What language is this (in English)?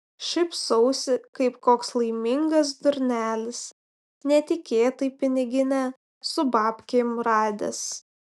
Lithuanian